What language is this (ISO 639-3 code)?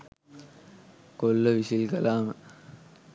sin